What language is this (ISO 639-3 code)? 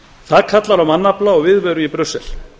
isl